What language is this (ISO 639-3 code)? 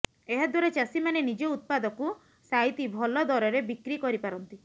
ori